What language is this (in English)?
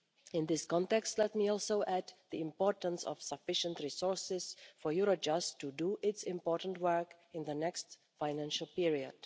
English